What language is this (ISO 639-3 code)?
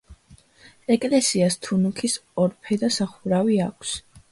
kat